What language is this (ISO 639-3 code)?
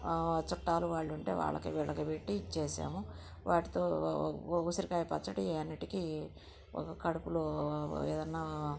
tel